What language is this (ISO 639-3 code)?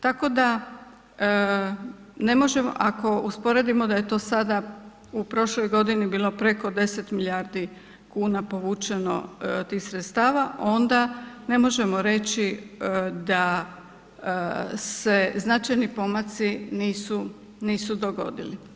hrv